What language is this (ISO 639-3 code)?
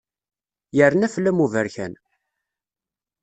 kab